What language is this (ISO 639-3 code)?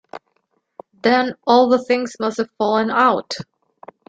eng